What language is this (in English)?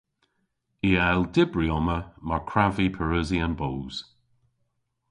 Cornish